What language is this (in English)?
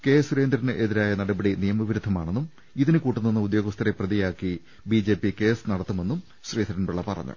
Malayalam